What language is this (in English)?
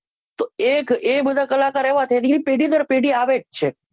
Gujarati